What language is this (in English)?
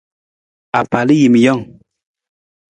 Nawdm